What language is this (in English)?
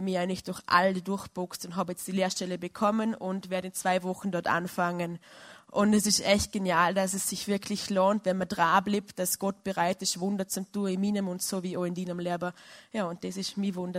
German